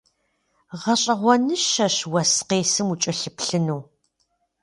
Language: Kabardian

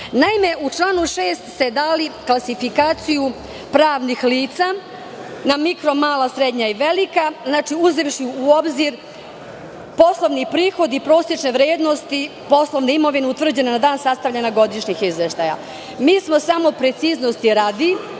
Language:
Serbian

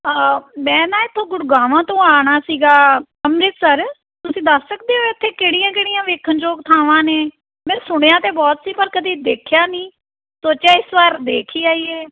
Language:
Punjabi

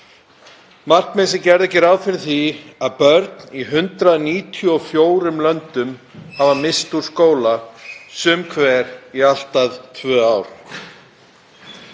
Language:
Icelandic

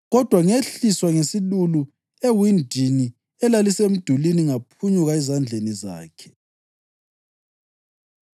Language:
North Ndebele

